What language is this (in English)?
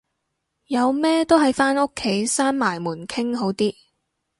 Cantonese